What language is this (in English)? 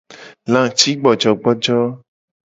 Gen